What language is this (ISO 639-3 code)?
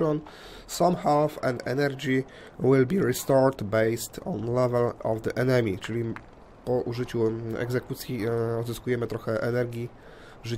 pol